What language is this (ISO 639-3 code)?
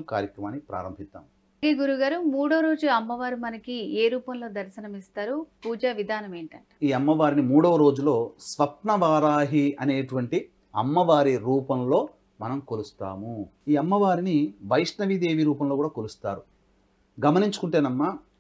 tel